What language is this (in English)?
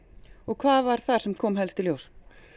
Icelandic